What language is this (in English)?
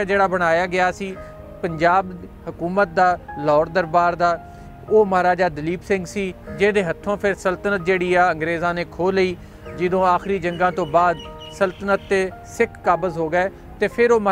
Punjabi